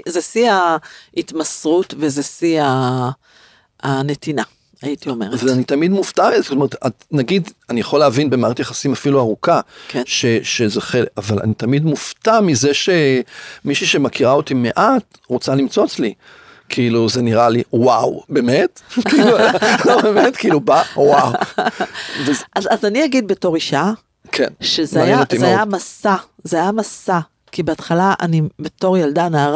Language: Hebrew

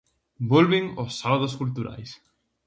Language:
Galician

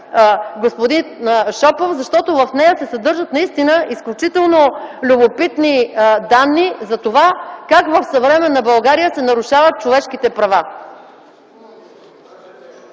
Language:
Bulgarian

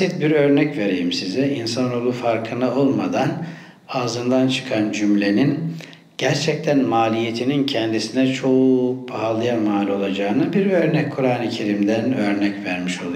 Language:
Turkish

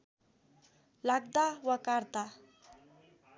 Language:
Nepali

